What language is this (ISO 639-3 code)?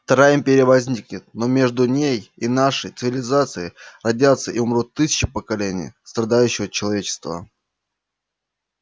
rus